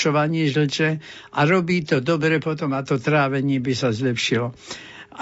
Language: Slovak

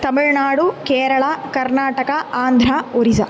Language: Sanskrit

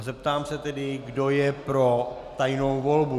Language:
Czech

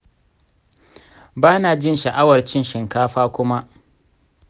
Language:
Hausa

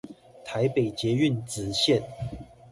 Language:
Chinese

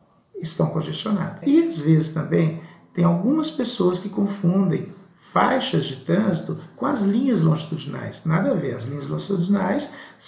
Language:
Portuguese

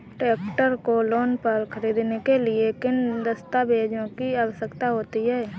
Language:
Hindi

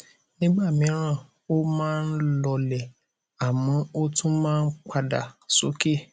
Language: Yoruba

